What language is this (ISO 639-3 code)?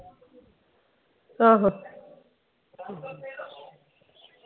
pan